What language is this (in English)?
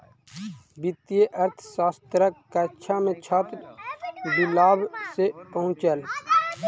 Maithili